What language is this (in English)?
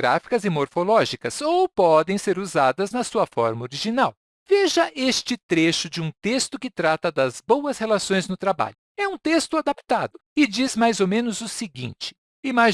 Portuguese